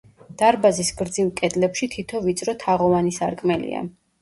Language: Georgian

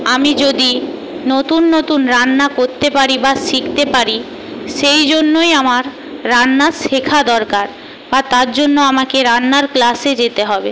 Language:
Bangla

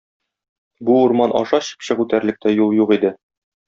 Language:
Tatar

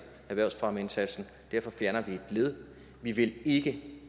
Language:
Danish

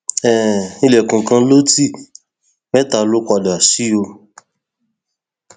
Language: Yoruba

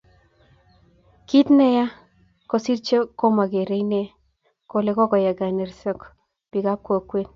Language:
Kalenjin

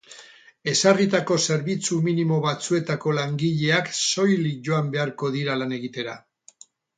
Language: Basque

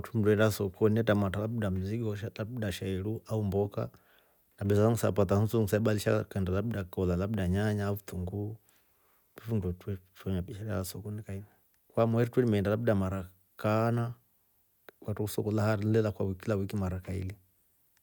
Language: Rombo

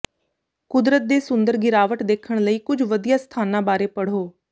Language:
Punjabi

